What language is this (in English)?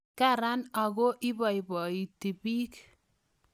Kalenjin